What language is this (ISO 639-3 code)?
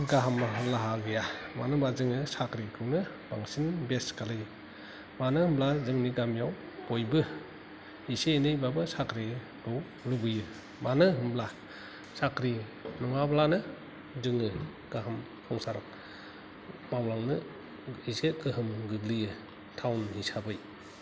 brx